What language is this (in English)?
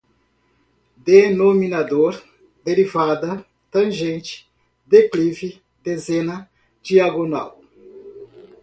Portuguese